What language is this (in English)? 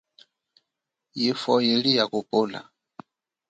Chokwe